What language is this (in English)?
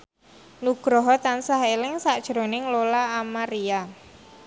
Javanese